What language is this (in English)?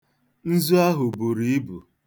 Igbo